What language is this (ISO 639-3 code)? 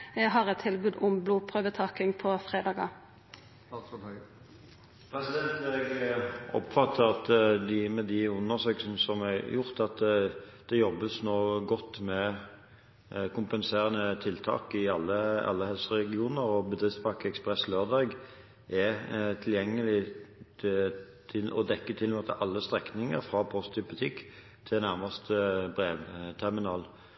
nor